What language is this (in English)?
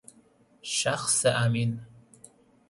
Persian